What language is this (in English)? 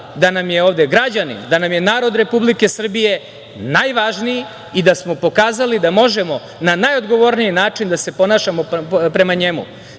Serbian